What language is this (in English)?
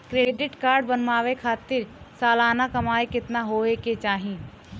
Bhojpuri